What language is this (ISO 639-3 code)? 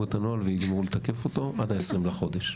heb